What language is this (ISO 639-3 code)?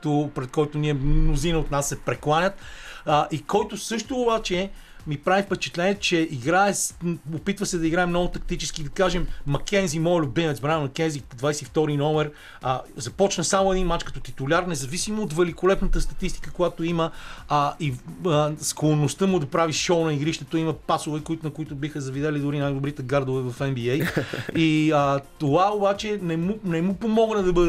bul